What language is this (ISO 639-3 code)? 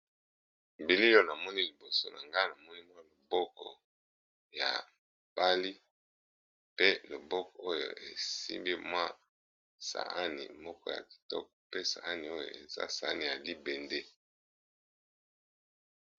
lin